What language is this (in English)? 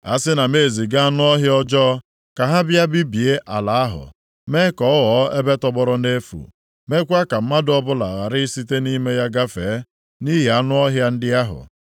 Igbo